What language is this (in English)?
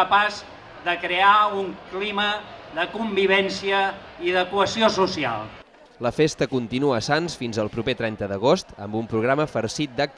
Catalan